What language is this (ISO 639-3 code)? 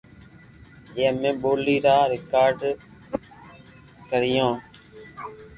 lrk